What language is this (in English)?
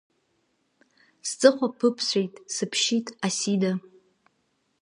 Abkhazian